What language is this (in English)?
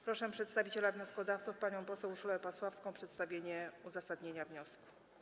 Polish